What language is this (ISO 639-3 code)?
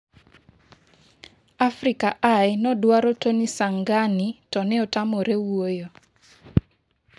luo